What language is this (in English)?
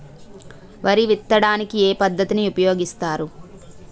Telugu